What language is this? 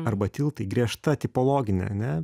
Lithuanian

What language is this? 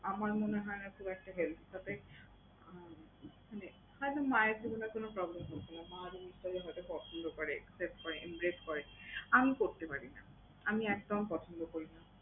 Bangla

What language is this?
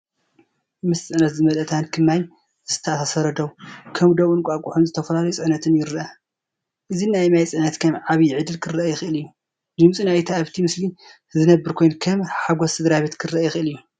Tigrinya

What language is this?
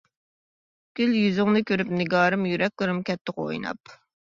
Uyghur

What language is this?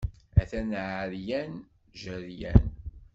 Kabyle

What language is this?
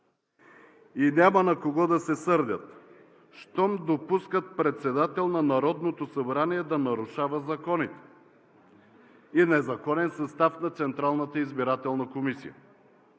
Bulgarian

